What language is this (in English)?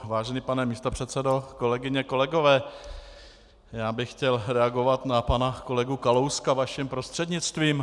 Czech